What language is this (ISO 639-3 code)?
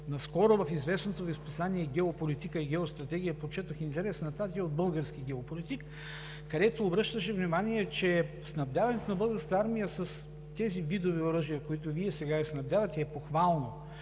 bul